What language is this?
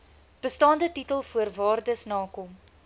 Afrikaans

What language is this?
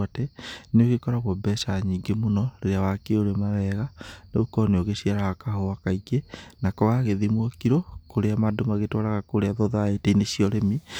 Kikuyu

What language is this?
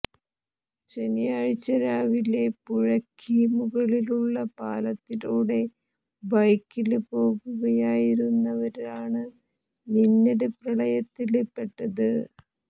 Malayalam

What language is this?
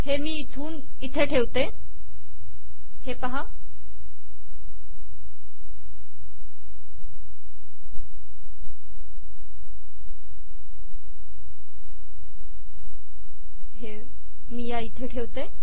Marathi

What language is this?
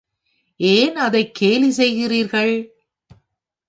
Tamil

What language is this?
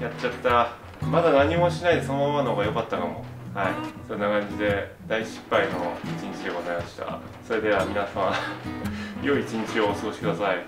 Japanese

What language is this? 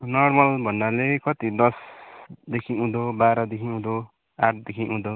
Nepali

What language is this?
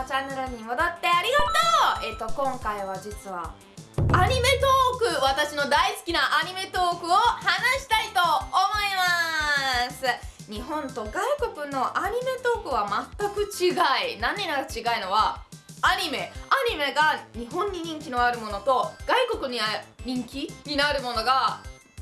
Japanese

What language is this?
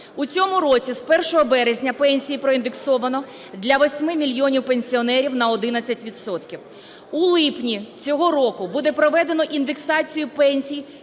Ukrainian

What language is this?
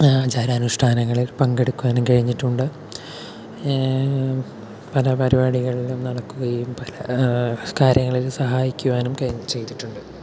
Malayalam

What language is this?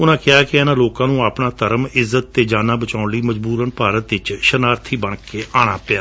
Punjabi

